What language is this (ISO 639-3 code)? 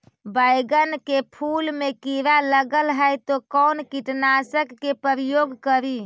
mag